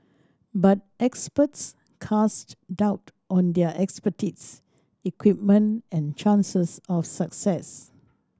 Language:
English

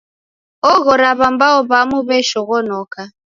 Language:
Taita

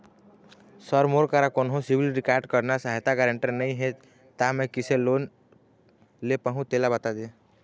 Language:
Chhattisgarhi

